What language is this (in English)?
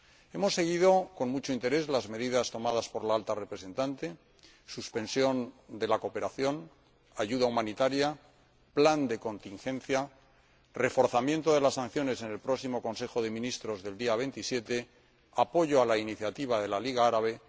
Spanish